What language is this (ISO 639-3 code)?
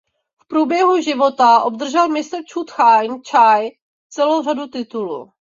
ces